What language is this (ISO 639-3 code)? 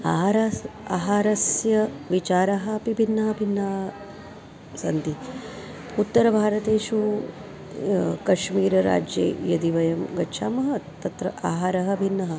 san